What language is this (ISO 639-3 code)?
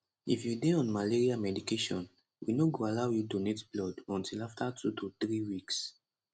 pcm